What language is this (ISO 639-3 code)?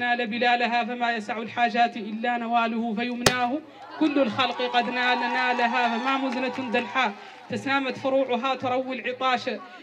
ara